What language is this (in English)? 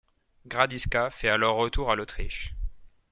French